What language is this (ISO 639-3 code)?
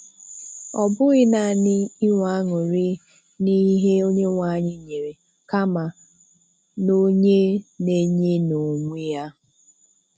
ibo